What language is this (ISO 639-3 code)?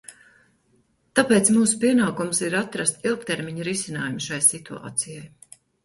lav